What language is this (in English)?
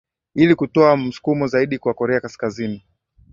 Swahili